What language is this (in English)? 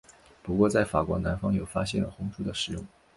Chinese